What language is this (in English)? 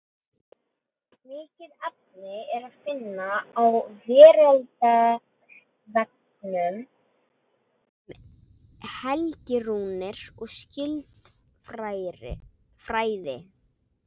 Icelandic